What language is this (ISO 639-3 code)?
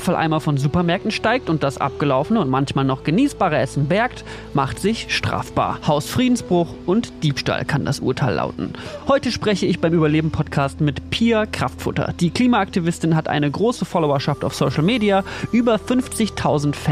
deu